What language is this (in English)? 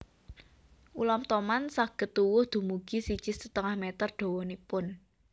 Javanese